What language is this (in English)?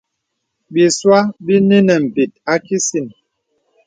Bebele